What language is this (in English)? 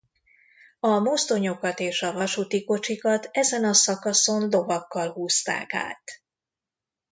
Hungarian